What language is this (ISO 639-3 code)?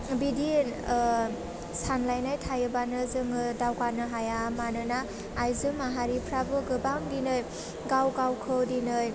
brx